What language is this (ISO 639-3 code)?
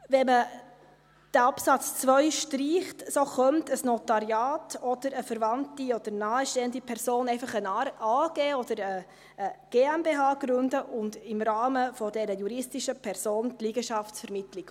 gsw